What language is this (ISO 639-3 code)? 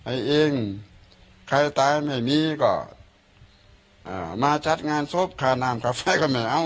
tha